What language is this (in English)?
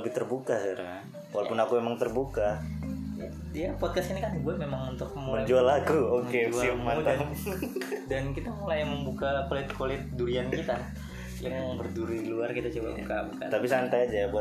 Indonesian